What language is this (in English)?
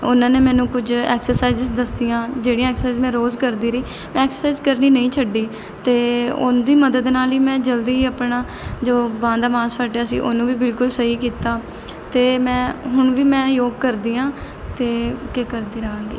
Punjabi